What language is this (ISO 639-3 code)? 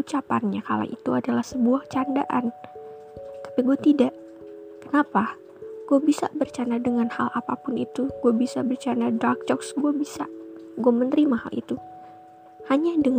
ind